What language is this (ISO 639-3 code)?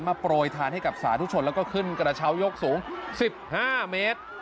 tha